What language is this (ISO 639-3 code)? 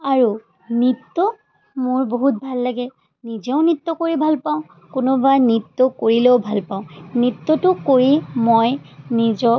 asm